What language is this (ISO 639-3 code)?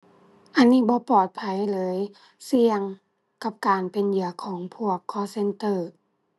tha